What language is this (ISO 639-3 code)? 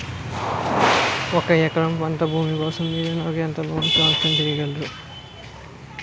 tel